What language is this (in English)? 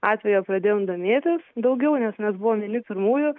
Lithuanian